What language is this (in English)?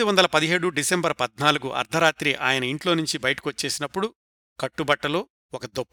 Telugu